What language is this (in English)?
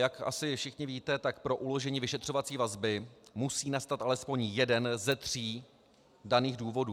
Czech